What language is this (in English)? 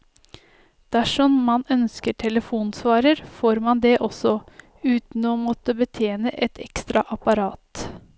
Norwegian